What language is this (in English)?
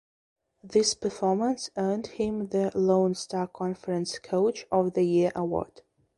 English